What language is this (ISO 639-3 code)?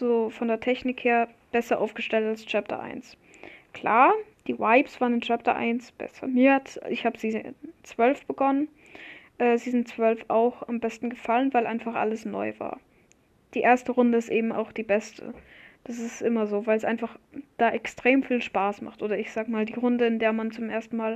deu